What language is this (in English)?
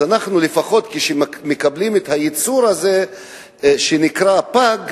Hebrew